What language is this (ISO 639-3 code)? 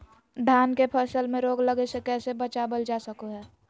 mag